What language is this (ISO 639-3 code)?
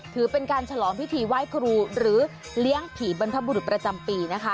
tha